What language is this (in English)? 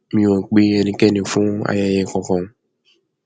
Yoruba